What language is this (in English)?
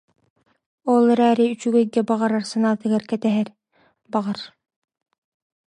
Yakut